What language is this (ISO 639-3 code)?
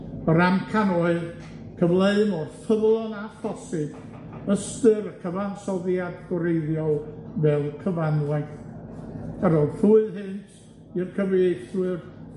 cym